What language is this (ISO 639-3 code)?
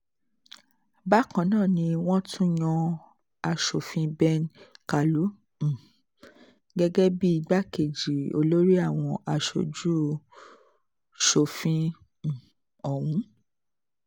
yor